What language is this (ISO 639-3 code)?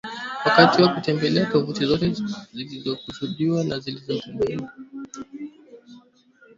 swa